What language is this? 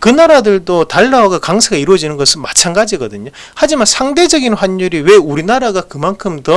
Korean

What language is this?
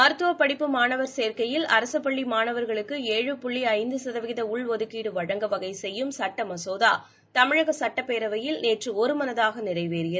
Tamil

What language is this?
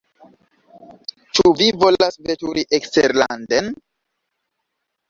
Esperanto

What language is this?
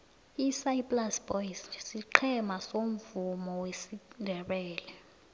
South Ndebele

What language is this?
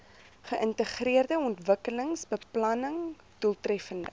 Afrikaans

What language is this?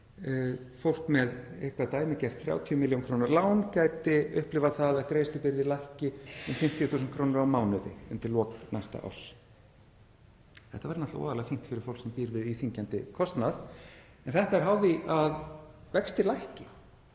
Icelandic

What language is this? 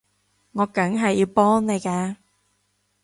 Cantonese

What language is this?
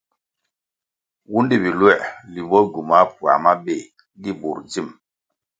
Kwasio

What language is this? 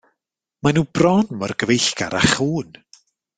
Welsh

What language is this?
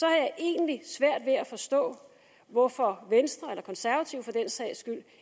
Danish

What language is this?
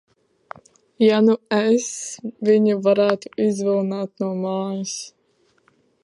Latvian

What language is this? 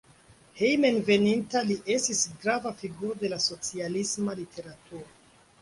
Esperanto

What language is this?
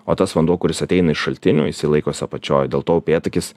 Lithuanian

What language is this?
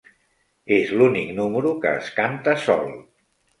Catalan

